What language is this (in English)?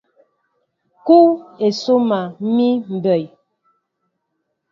Mbo (Cameroon)